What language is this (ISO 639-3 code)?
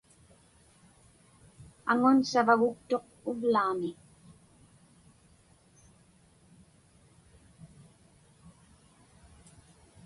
ipk